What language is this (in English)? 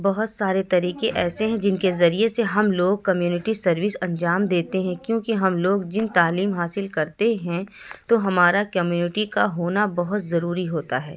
Urdu